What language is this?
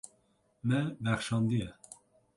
Kurdish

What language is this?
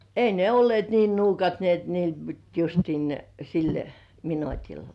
Finnish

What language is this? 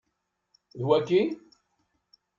Kabyle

